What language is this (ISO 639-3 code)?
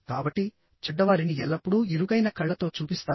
tel